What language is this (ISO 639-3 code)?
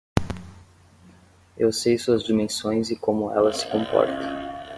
por